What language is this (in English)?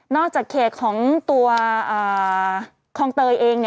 Thai